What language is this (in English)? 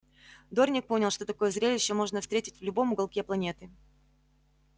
Russian